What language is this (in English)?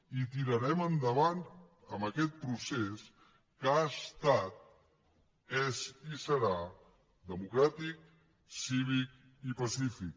Catalan